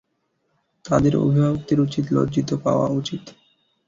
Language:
Bangla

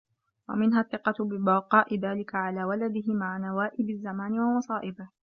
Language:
Arabic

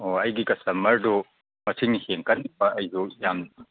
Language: Manipuri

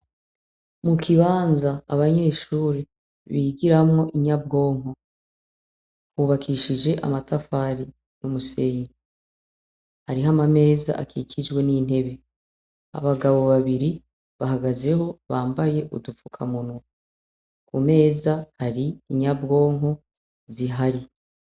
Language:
Rundi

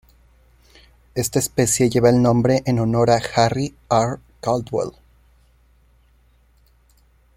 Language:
Spanish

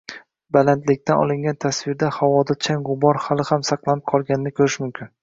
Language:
Uzbek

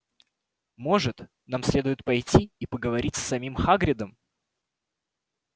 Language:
Russian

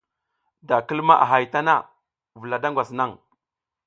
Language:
South Giziga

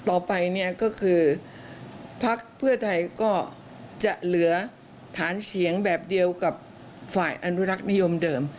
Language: Thai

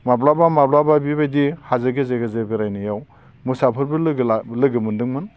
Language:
Bodo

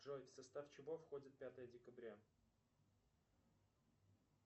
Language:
Russian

